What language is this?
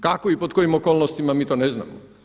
Croatian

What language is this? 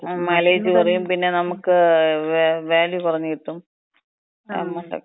Malayalam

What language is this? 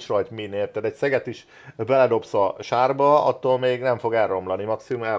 Hungarian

